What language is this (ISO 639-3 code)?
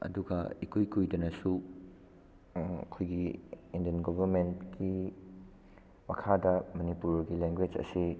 mni